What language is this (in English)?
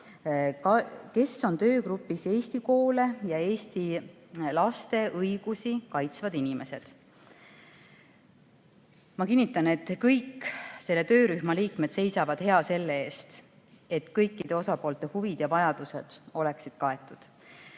Estonian